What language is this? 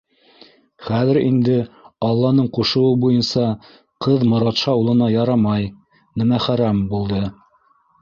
Bashkir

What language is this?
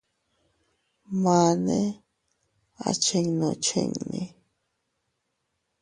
Teutila Cuicatec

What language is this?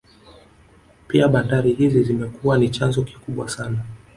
Swahili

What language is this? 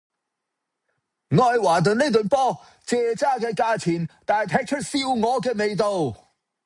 Cantonese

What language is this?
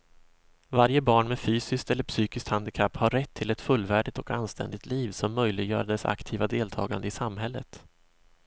Swedish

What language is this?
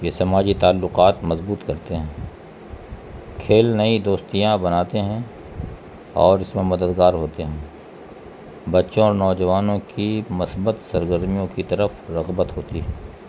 Urdu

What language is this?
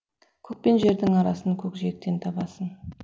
Kazakh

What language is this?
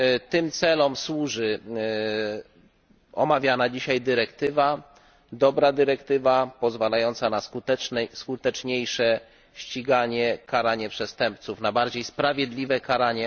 Polish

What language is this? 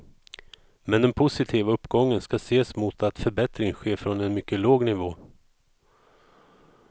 Swedish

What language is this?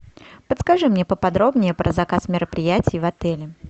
Russian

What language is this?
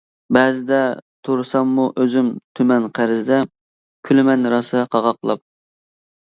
Uyghur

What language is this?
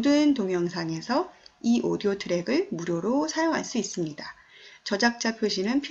Korean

